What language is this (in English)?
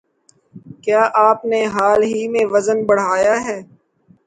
Urdu